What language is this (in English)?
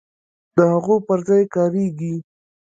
Pashto